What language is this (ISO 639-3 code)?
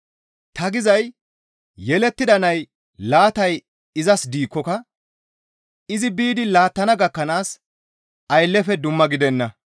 gmv